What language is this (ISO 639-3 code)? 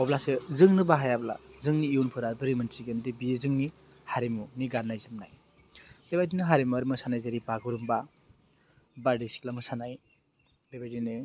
brx